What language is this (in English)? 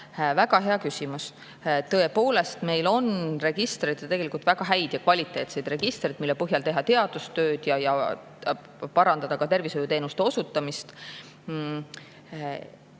Estonian